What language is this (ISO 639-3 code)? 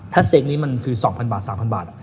tha